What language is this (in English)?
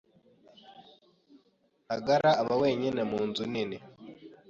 Kinyarwanda